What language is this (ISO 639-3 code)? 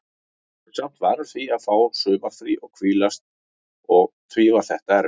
isl